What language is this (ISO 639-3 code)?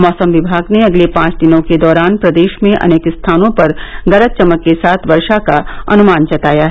hin